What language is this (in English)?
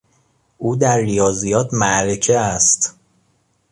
Persian